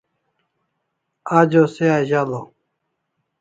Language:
Kalasha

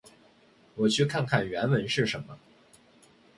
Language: Chinese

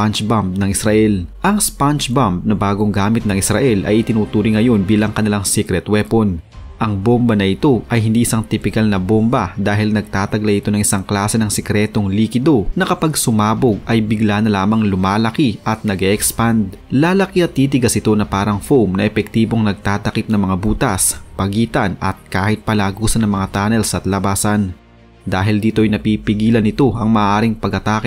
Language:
Filipino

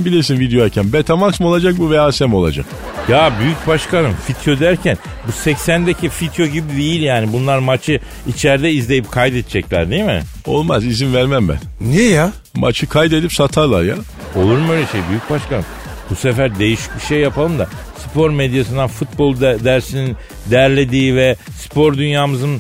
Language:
Turkish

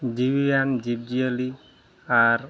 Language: Santali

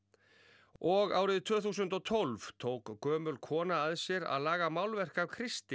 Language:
Icelandic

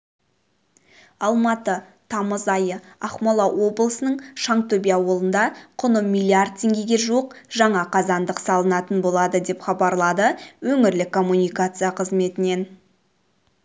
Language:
Kazakh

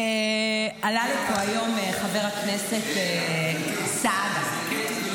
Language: Hebrew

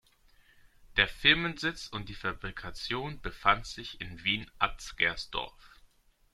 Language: German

